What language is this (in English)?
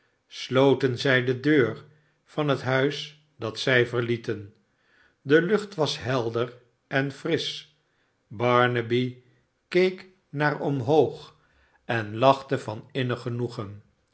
Dutch